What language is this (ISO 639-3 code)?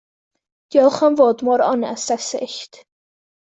cym